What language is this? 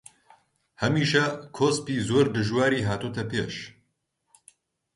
Central Kurdish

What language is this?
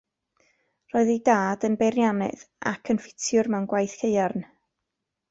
Welsh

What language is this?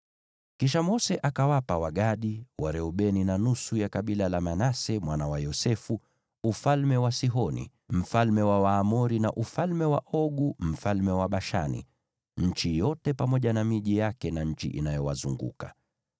Swahili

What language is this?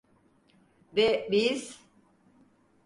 Turkish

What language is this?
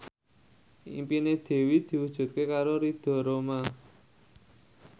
Javanese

